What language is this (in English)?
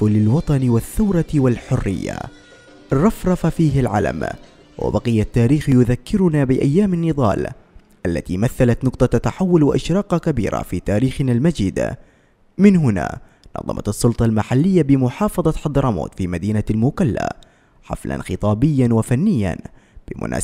Arabic